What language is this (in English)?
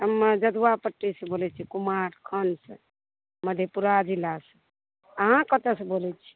Maithili